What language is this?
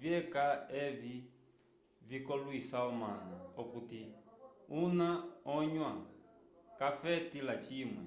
Umbundu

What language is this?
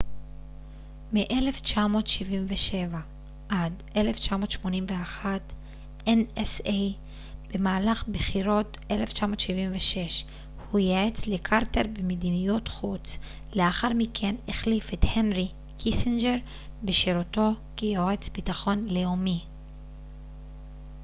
Hebrew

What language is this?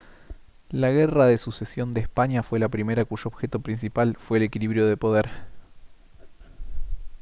Spanish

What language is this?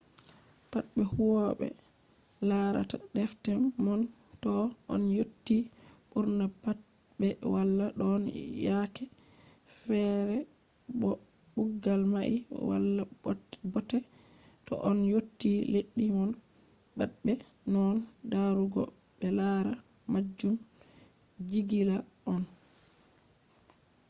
Fula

